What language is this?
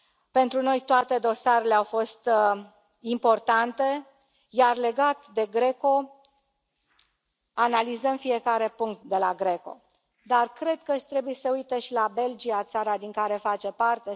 Romanian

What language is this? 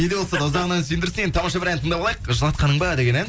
Kazakh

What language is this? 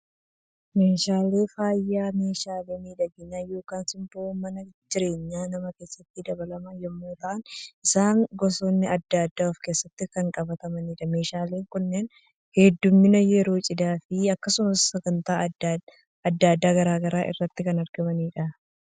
Oromo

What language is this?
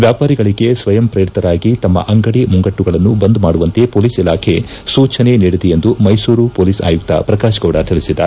Kannada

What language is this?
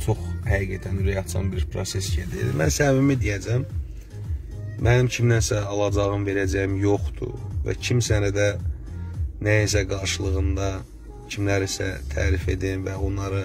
Turkish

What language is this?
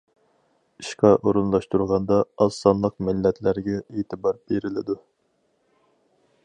Uyghur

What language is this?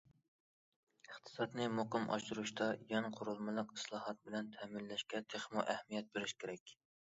Uyghur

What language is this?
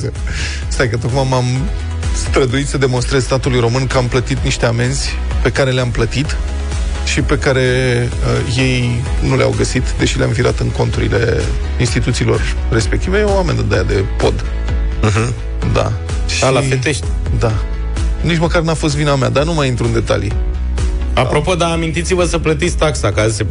Romanian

